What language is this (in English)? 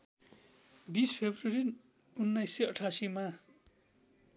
Nepali